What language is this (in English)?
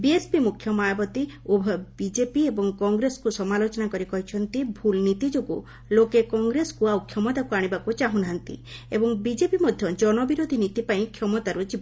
Odia